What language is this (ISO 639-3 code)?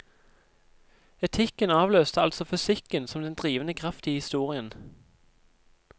nor